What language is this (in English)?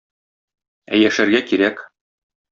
Tatar